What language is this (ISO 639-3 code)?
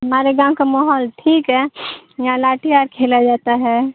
urd